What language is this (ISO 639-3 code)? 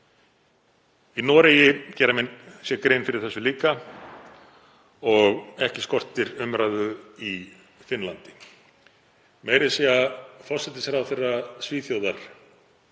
isl